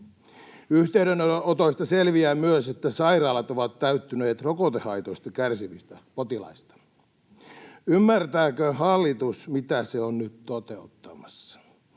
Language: Finnish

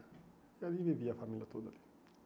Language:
Portuguese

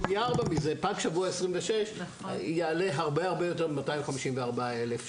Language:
Hebrew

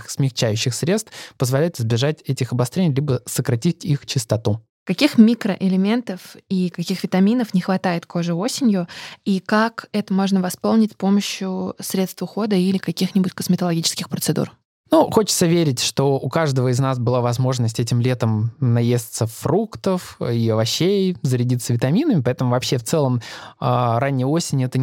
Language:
Russian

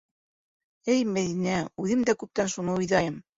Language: Bashkir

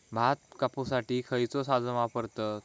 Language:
Marathi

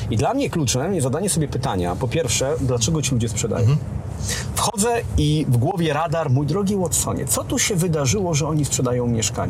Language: Polish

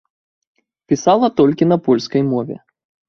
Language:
Belarusian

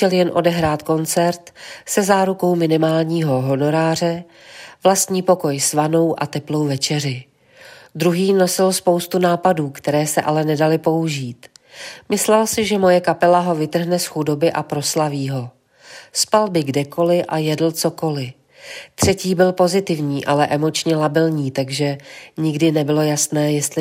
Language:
Czech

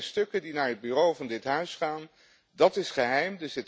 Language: Dutch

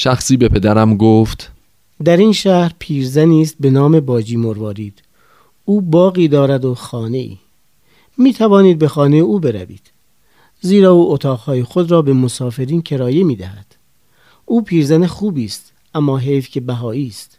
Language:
Persian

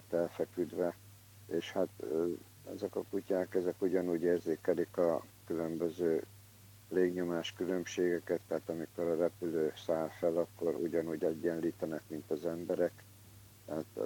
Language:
Hungarian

